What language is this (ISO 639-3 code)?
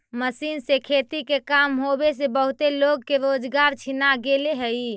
mag